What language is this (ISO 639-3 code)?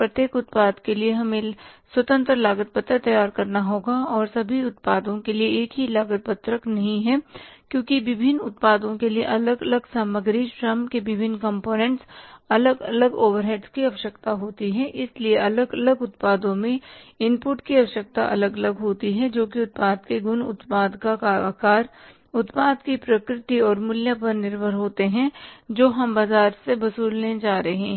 hin